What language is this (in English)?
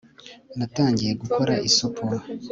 Kinyarwanda